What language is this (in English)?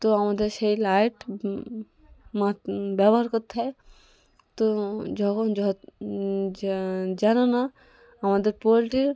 Bangla